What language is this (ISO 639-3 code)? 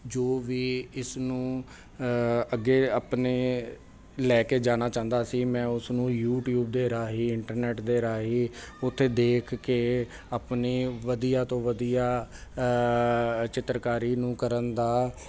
pan